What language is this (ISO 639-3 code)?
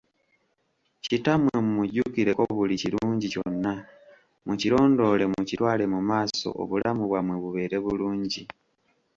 lug